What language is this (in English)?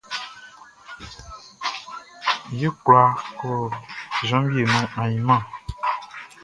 Baoulé